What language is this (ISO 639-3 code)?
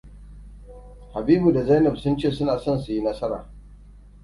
hau